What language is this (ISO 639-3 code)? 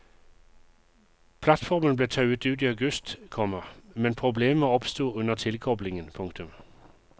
nor